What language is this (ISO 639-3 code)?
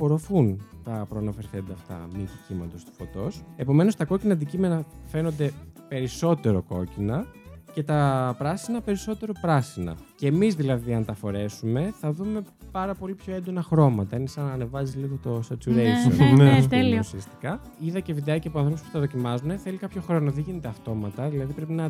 ell